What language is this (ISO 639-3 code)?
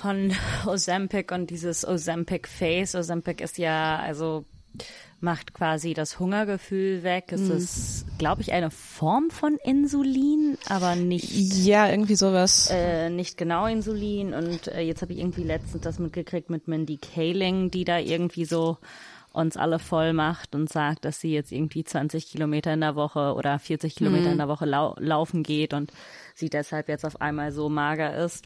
deu